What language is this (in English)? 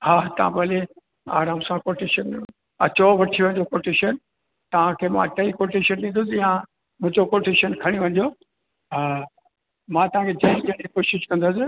Sindhi